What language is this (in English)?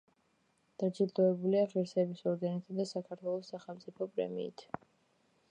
Georgian